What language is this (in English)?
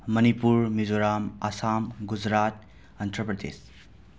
Manipuri